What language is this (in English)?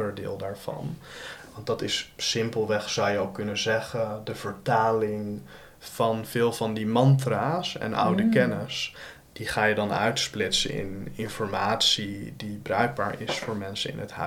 Dutch